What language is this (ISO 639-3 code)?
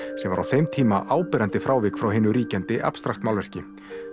isl